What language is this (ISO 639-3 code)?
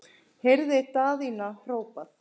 isl